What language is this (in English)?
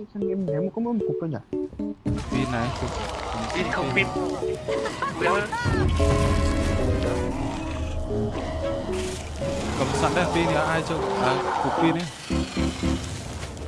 Vietnamese